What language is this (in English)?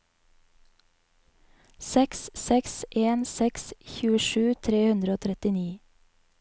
Norwegian